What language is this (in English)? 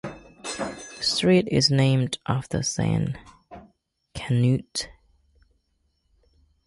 English